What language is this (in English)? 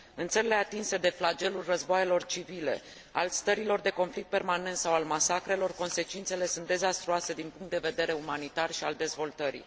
Romanian